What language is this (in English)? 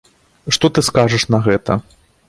Belarusian